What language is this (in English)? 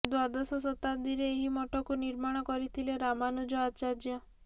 Odia